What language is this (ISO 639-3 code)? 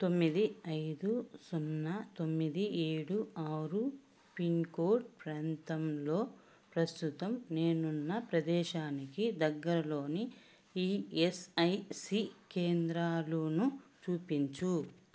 tel